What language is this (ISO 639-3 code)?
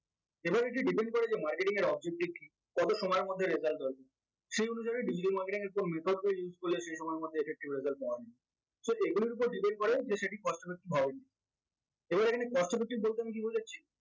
ben